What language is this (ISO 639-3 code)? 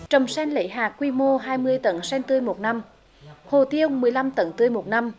vie